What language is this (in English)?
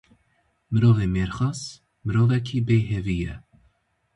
Kurdish